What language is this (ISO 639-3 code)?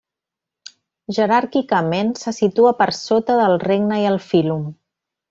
cat